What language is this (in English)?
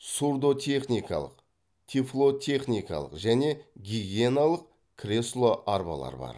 Kazakh